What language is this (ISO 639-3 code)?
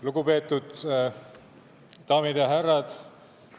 est